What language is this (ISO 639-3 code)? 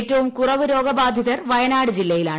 mal